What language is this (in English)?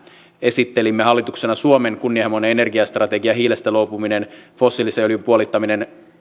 Finnish